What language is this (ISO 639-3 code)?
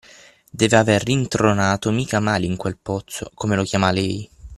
ita